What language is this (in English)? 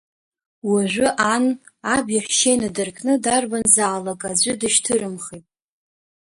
Abkhazian